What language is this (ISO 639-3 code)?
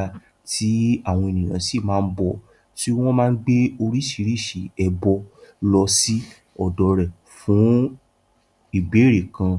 yor